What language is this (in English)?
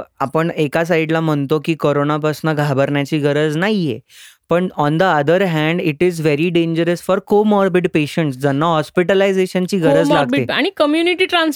Marathi